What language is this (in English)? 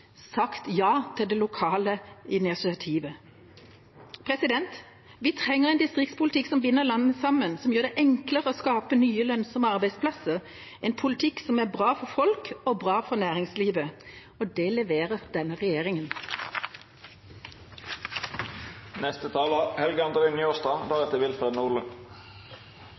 Norwegian Bokmål